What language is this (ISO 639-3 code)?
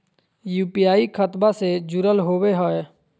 mag